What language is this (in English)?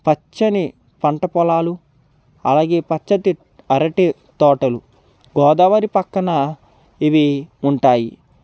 Telugu